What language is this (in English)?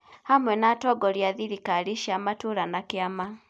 Kikuyu